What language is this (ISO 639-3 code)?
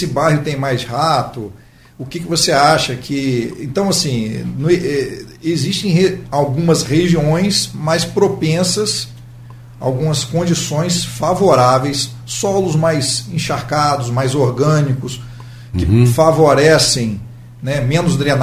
por